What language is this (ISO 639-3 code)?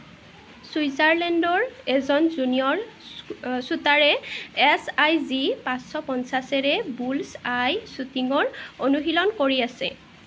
asm